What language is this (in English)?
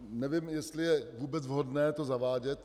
Czech